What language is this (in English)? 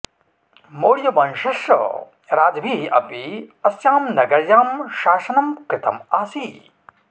Sanskrit